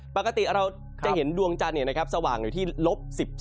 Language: Thai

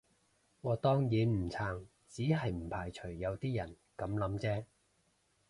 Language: Cantonese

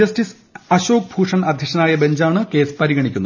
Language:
Malayalam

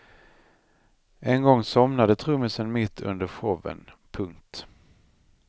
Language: Swedish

